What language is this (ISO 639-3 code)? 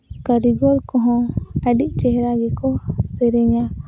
sat